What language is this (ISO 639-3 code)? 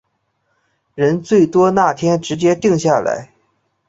zho